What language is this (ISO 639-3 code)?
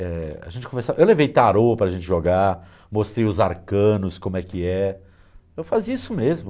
por